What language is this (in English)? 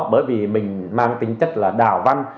Vietnamese